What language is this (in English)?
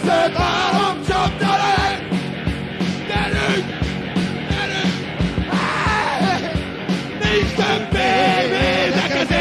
Hungarian